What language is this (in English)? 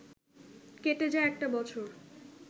Bangla